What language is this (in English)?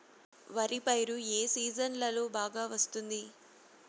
Telugu